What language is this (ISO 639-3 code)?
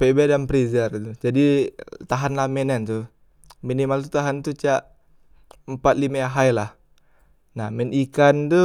mui